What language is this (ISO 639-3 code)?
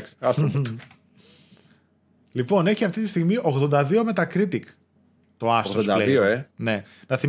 ell